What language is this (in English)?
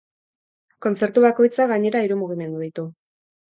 Basque